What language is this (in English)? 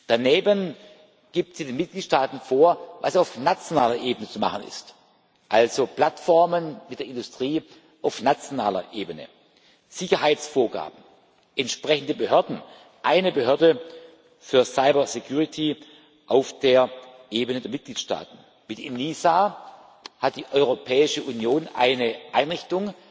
German